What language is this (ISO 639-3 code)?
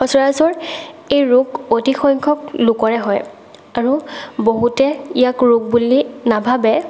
asm